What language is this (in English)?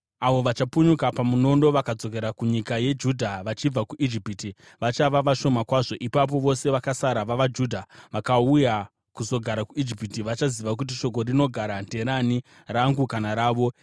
Shona